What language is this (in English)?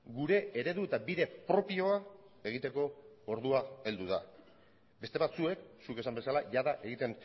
Basque